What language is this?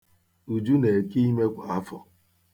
Igbo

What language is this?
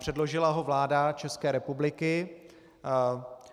Czech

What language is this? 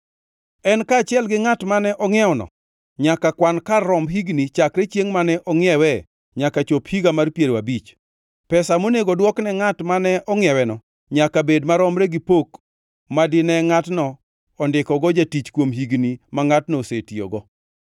Luo (Kenya and Tanzania)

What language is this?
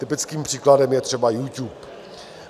Czech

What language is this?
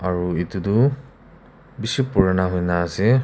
Naga Pidgin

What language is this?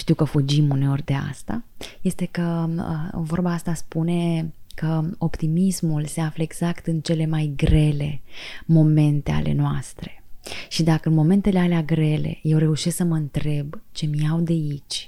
Romanian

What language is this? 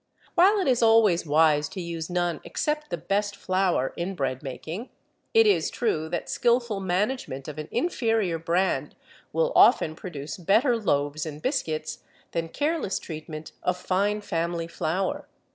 English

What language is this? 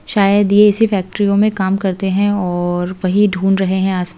Hindi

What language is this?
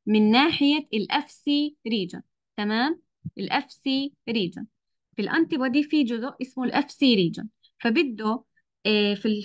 Arabic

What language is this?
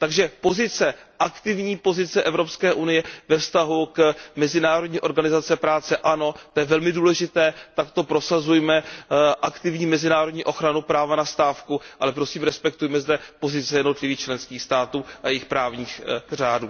Czech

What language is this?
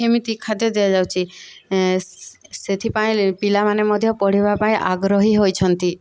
Odia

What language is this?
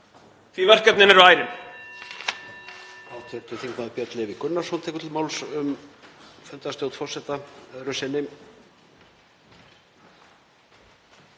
Icelandic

